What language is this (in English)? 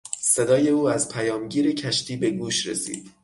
Persian